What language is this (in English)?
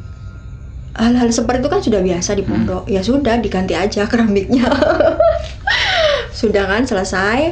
Indonesian